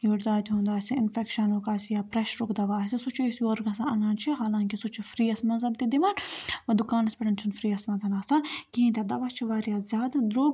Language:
Kashmiri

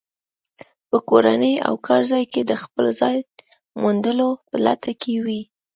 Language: Pashto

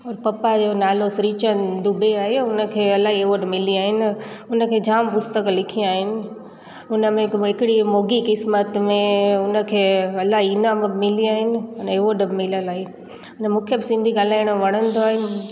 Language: Sindhi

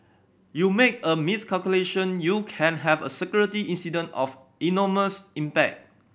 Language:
English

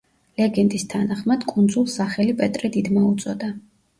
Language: Georgian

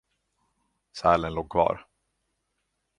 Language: Swedish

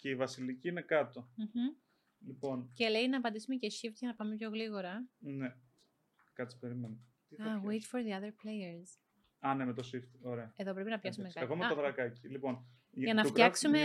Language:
Greek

